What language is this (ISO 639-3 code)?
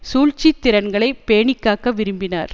tam